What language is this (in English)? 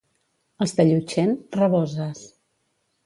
Catalan